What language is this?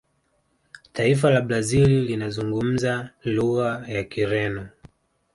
Swahili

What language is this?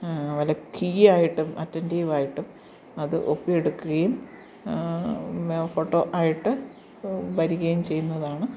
Malayalam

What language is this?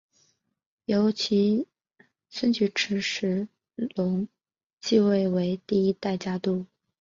Chinese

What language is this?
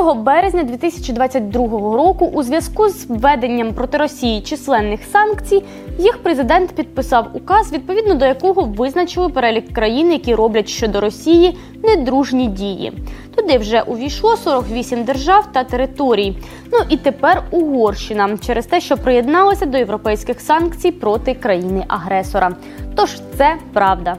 Ukrainian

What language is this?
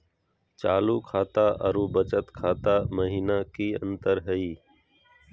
Magahi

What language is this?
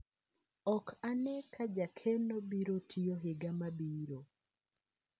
Luo (Kenya and Tanzania)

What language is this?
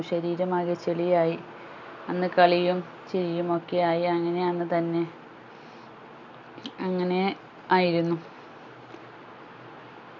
Malayalam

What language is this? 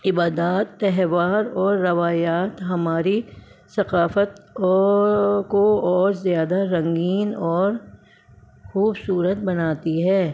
Urdu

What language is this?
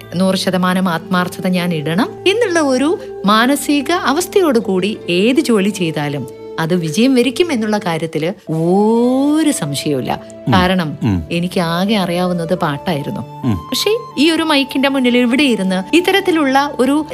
Malayalam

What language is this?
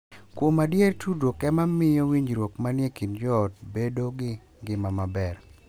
Luo (Kenya and Tanzania)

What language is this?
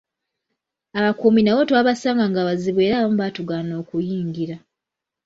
Ganda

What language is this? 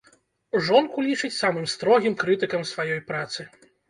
Belarusian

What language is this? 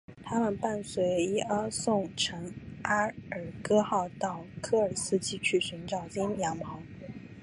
Chinese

